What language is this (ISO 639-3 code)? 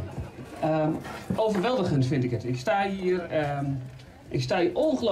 nld